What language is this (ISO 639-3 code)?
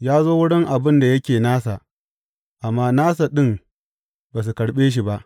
hau